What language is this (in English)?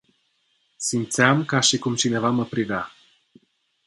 Romanian